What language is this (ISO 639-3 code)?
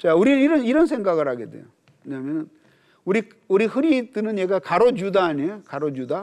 kor